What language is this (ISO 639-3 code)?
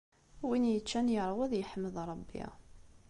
kab